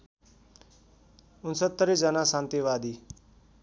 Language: Nepali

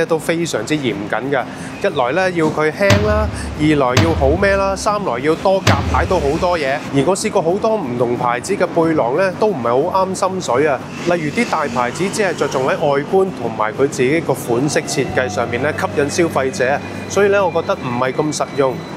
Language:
Chinese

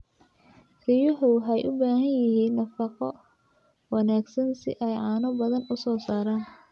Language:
Somali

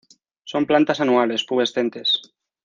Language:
Spanish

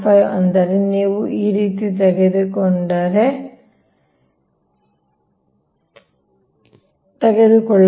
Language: Kannada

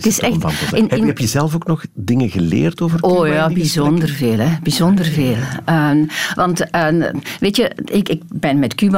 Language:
Dutch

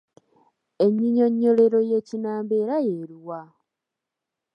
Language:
Ganda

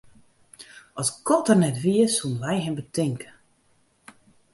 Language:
Western Frisian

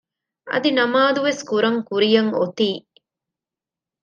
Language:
Divehi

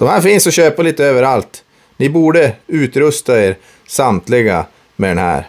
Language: Swedish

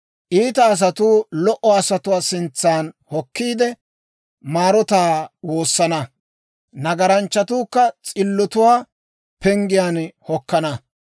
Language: Dawro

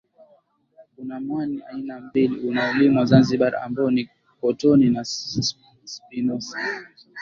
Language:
Swahili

